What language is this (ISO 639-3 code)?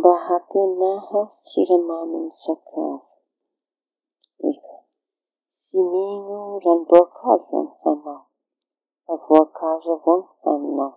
txy